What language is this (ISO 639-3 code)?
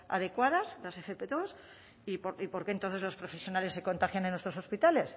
spa